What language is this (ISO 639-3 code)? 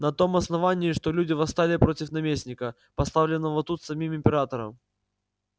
rus